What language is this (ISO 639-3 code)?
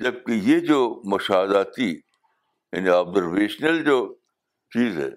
urd